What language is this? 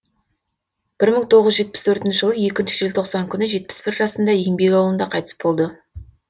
Kazakh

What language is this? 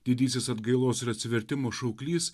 Lithuanian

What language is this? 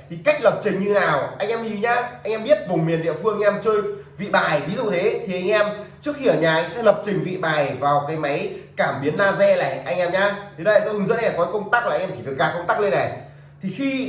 Vietnamese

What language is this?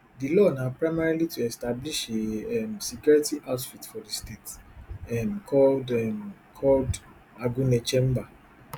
Nigerian Pidgin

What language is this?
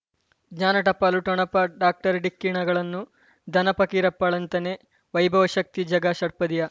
Kannada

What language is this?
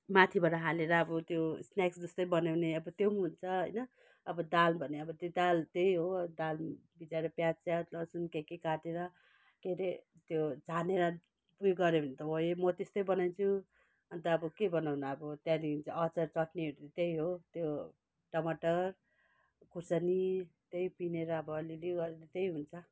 Nepali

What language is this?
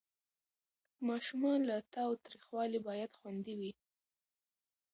Pashto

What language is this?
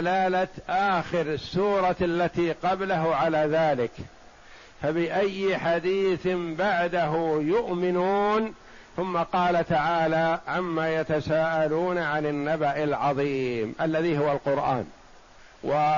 Arabic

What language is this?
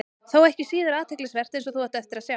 Icelandic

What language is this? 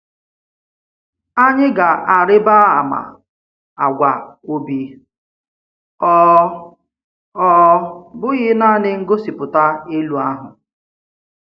Igbo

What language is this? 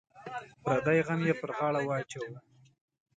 Pashto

